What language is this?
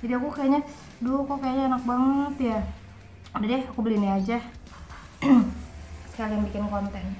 Indonesian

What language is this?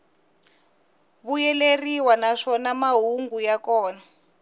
Tsonga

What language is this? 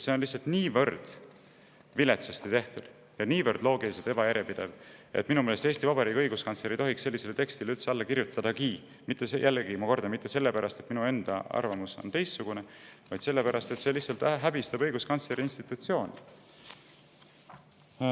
Estonian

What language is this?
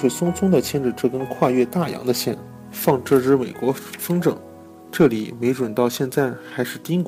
Chinese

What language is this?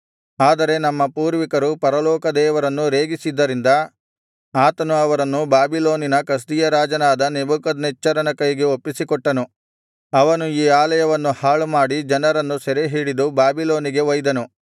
Kannada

